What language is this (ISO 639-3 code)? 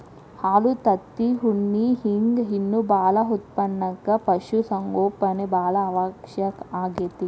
kan